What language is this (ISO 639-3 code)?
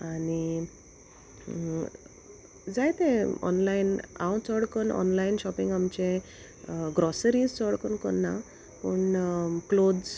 kok